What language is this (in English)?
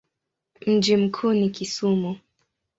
Swahili